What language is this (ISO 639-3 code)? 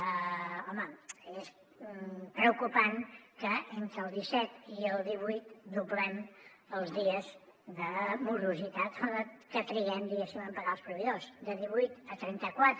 cat